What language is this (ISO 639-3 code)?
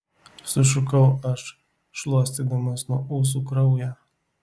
lit